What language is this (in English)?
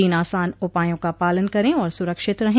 Hindi